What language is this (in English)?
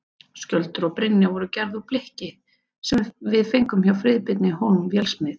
Icelandic